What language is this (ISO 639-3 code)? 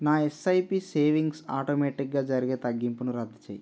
tel